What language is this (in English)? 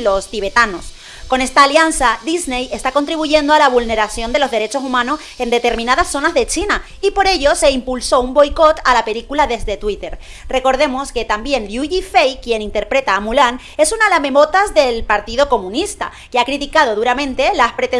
Spanish